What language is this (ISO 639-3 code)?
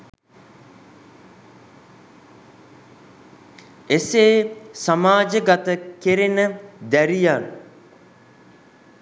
sin